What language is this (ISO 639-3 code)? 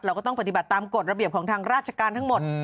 tha